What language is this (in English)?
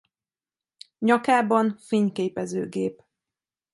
Hungarian